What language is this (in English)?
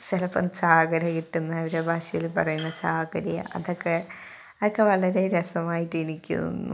Malayalam